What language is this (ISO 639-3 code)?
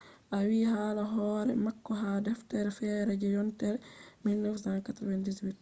ful